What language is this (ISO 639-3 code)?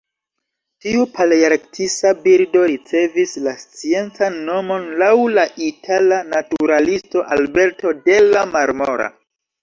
epo